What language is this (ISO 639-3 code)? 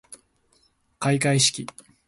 jpn